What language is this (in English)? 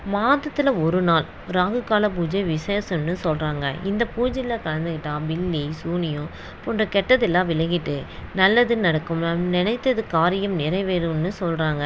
Tamil